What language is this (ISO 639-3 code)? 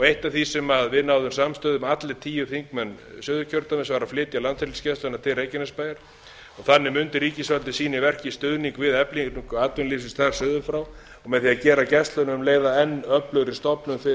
isl